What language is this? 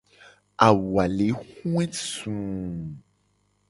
Gen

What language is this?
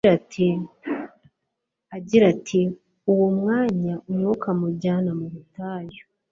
Kinyarwanda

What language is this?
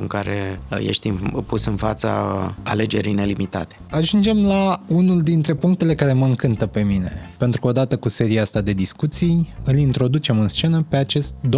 Romanian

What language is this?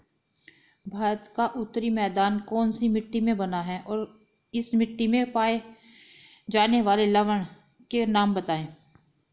Hindi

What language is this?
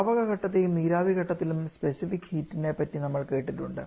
Malayalam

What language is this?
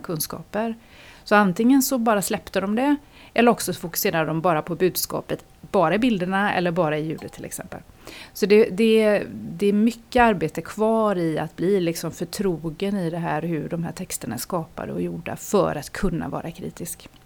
Swedish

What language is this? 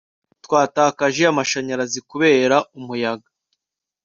Kinyarwanda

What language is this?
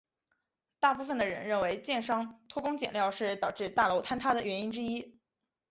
Chinese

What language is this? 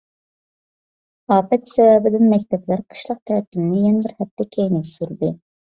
Uyghur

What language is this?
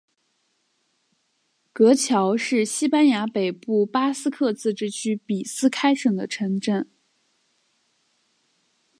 Chinese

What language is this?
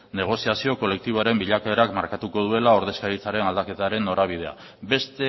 Basque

